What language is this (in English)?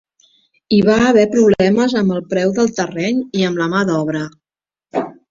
Catalan